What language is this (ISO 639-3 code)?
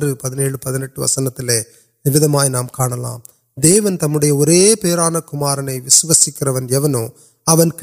urd